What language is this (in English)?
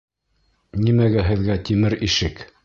Bashkir